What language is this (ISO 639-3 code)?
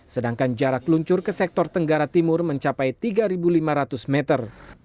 ind